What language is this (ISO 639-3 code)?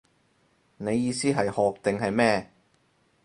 yue